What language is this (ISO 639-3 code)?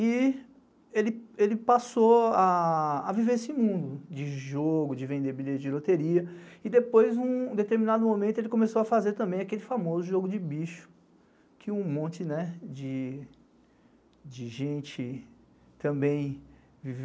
por